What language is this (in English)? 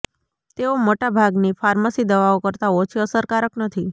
Gujarati